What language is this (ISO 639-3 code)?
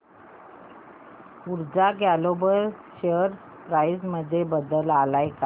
mar